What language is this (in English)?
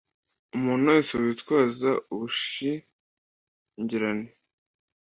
Kinyarwanda